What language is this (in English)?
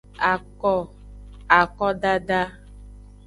Aja (Benin)